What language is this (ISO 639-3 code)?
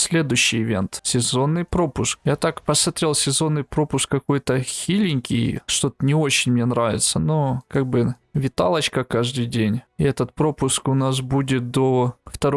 rus